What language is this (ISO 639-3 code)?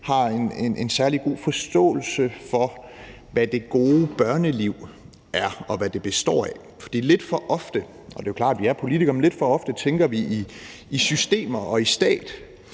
dan